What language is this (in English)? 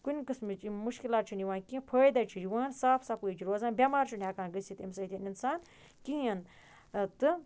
Kashmiri